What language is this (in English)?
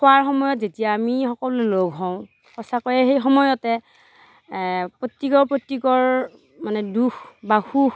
Assamese